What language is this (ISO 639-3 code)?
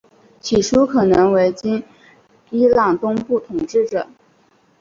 zho